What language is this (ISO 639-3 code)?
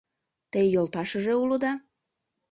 chm